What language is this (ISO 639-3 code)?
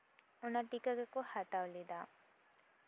sat